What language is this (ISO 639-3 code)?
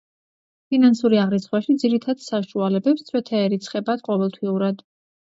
kat